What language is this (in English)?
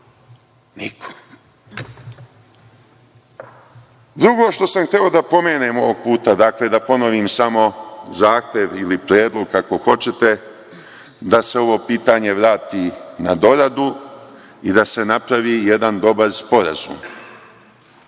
Serbian